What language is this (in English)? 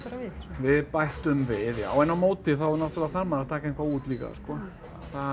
Icelandic